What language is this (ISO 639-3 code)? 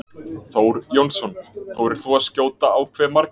isl